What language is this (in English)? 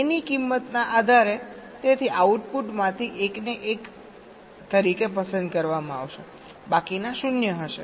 Gujarati